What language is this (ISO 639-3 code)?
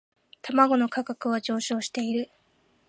jpn